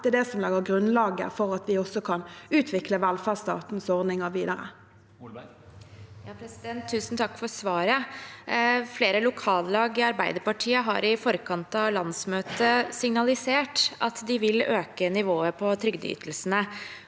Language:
Norwegian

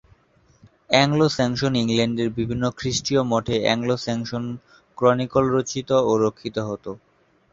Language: Bangla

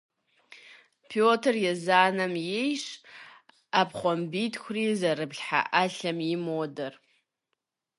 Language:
Kabardian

